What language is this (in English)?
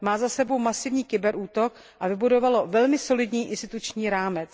Czech